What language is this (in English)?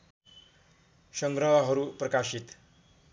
Nepali